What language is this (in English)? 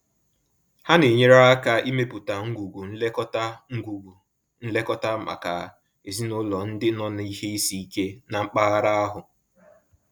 Igbo